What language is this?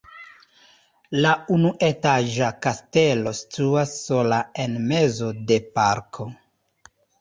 Esperanto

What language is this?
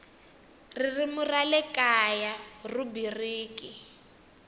Tsonga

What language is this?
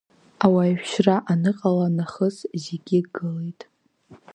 Abkhazian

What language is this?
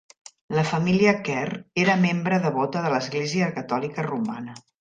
Catalan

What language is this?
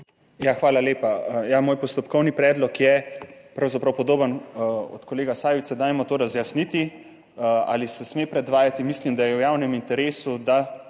Slovenian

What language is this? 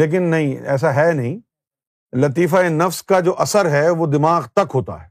Urdu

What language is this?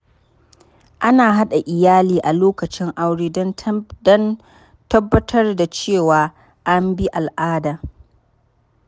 Hausa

